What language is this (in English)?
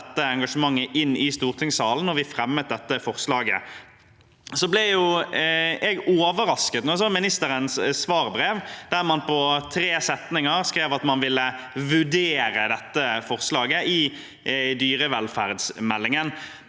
Norwegian